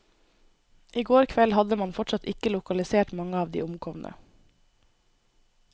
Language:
Norwegian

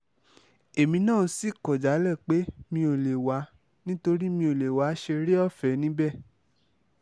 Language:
Yoruba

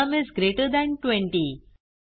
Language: Marathi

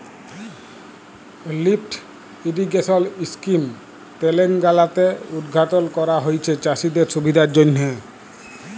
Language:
Bangla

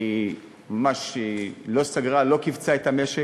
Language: Hebrew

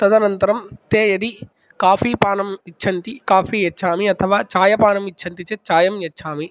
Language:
Sanskrit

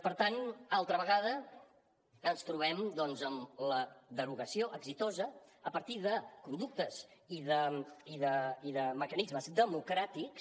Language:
Catalan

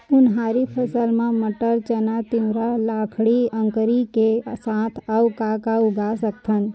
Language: Chhattisgarhi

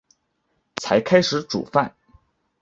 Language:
Chinese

